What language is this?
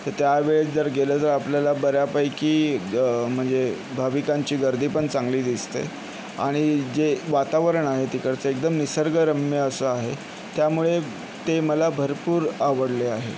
Marathi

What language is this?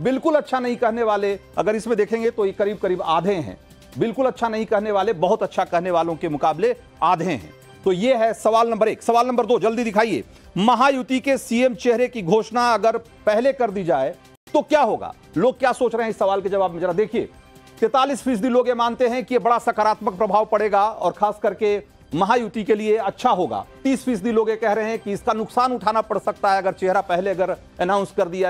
Hindi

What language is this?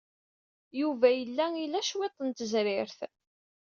Kabyle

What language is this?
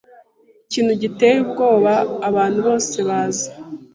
Kinyarwanda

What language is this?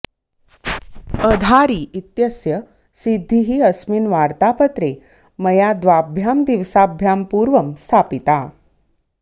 Sanskrit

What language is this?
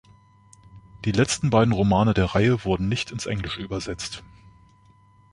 German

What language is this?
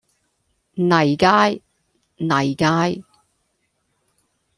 Cantonese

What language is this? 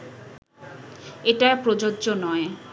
Bangla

